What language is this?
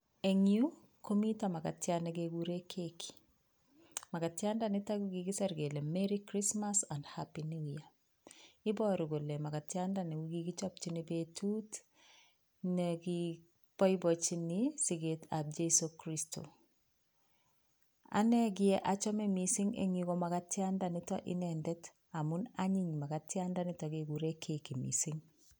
Kalenjin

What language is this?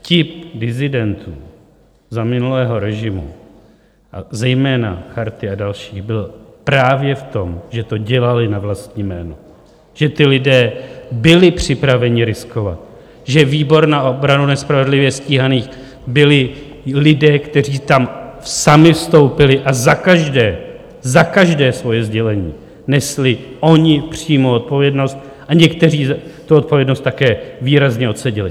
Czech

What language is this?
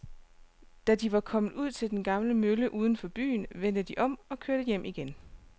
Danish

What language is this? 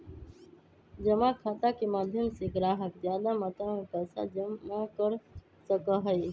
Magahi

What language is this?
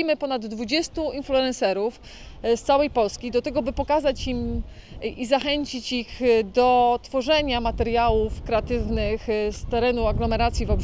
Polish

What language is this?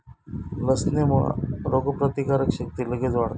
Marathi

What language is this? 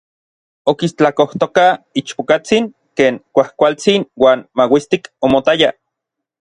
Orizaba Nahuatl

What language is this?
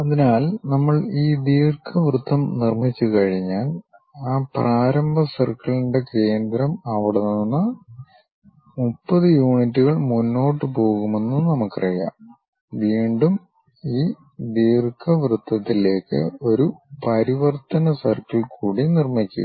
Malayalam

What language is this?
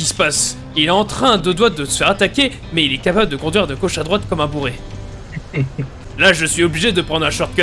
French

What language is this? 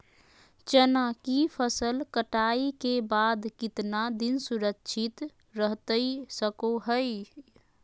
Magahi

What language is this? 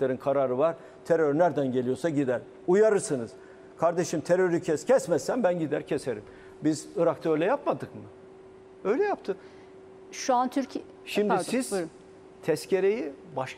Turkish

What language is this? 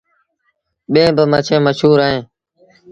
Sindhi Bhil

